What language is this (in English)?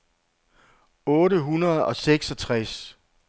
Danish